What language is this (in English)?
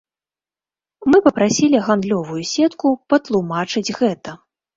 Belarusian